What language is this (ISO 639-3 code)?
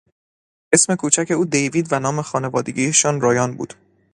fas